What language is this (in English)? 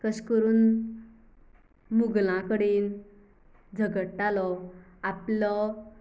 Konkani